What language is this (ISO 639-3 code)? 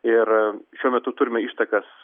lit